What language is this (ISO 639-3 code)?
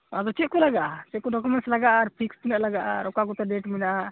sat